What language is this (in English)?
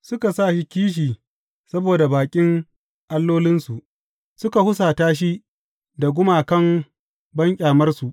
Hausa